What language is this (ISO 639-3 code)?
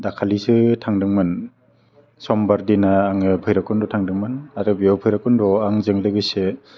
brx